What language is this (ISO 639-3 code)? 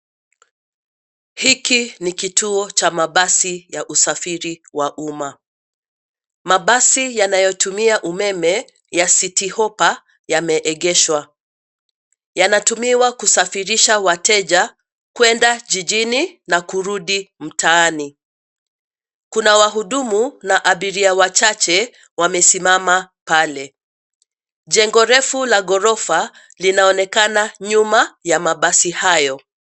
swa